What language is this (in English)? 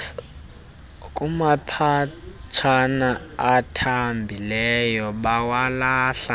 Xhosa